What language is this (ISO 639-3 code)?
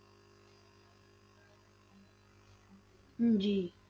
pan